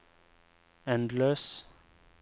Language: Norwegian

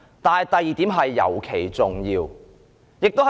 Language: Cantonese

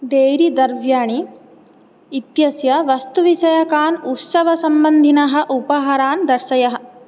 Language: Sanskrit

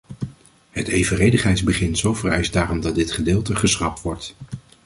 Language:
Dutch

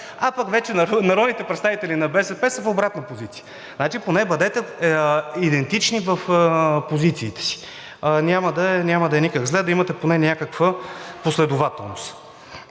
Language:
Bulgarian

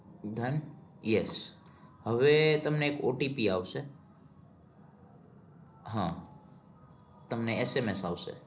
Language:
Gujarati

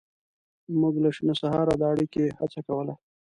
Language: Pashto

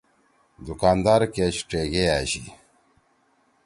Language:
Torwali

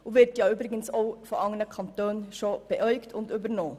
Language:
Swiss German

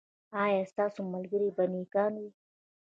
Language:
Pashto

